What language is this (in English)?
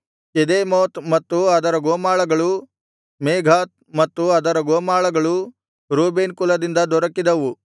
Kannada